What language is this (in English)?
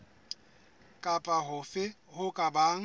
Southern Sotho